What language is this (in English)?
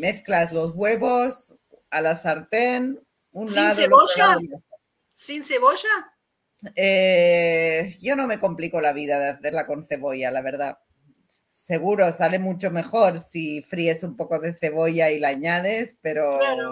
Spanish